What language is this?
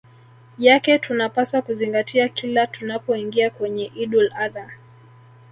Swahili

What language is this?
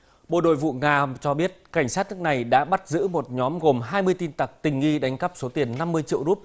Vietnamese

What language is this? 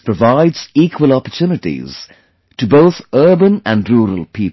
English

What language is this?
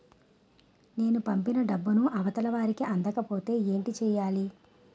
Telugu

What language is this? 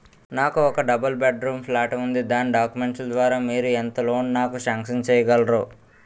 Telugu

